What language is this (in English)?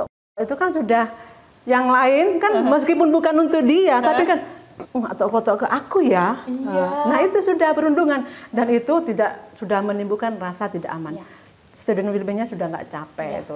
Indonesian